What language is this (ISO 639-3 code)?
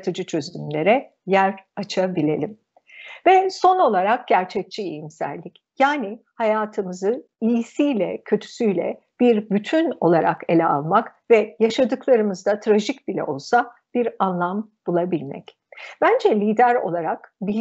tur